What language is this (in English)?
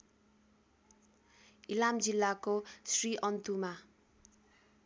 Nepali